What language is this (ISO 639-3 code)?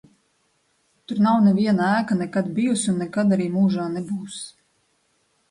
lav